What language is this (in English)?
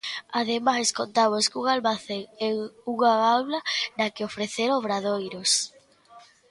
Galician